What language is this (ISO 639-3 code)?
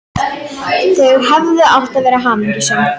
isl